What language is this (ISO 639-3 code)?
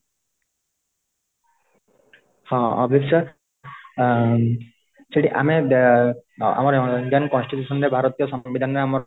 ori